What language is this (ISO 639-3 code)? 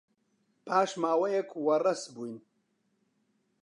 ckb